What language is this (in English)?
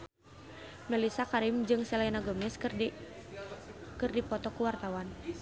Sundanese